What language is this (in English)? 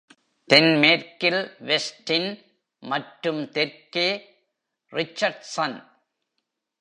Tamil